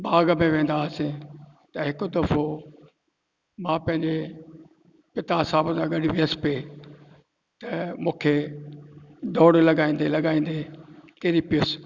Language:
Sindhi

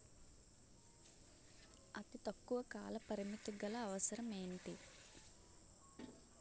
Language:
Telugu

